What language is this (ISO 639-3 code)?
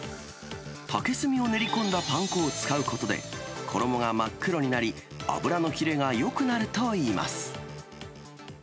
jpn